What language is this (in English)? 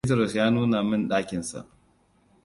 Hausa